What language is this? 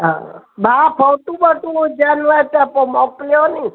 Sindhi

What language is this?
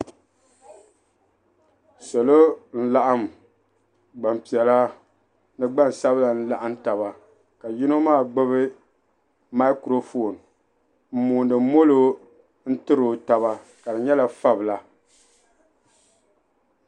Dagbani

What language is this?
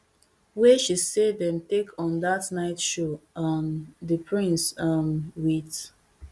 Nigerian Pidgin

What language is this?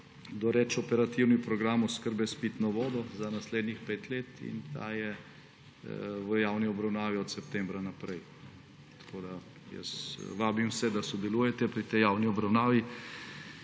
Slovenian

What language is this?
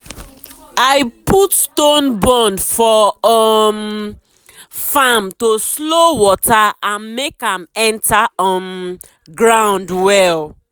Nigerian Pidgin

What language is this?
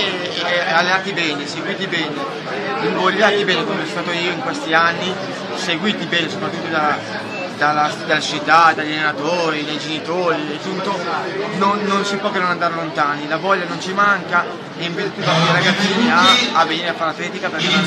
Italian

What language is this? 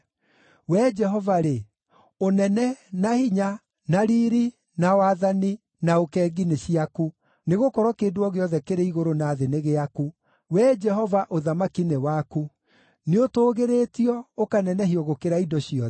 Kikuyu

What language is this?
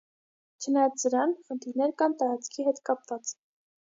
Armenian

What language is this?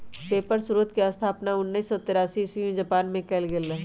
Magahi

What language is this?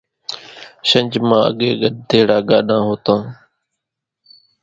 Kachi Koli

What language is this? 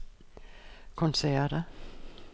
Danish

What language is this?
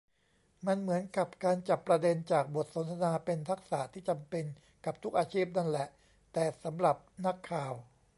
Thai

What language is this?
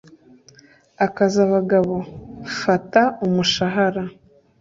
Kinyarwanda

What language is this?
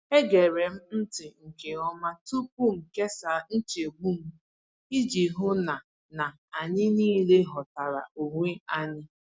Igbo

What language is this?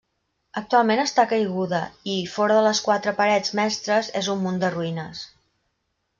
Catalan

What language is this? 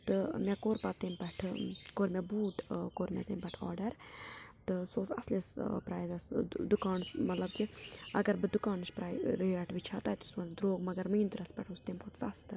Kashmiri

